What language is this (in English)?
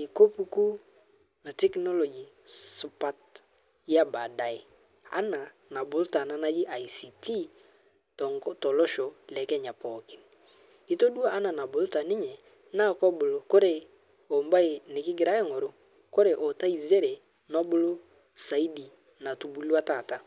Masai